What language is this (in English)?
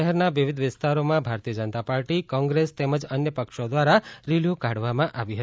Gujarati